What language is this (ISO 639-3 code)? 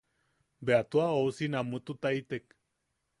yaq